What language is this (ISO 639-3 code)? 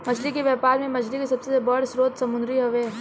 bho